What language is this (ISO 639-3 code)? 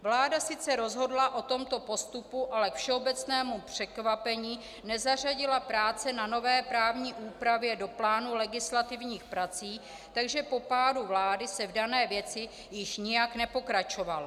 ces